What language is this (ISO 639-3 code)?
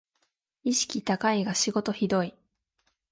jpn